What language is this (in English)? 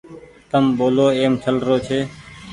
Goaria